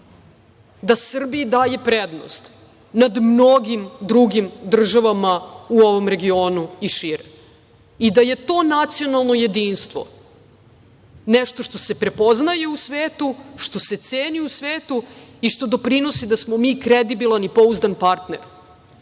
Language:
Serbian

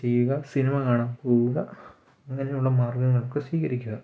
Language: Malayalam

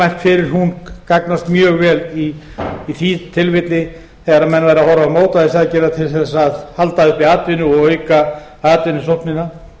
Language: Icelandic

